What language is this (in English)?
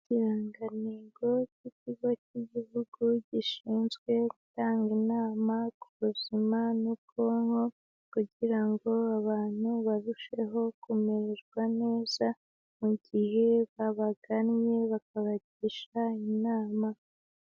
Kinyarwanda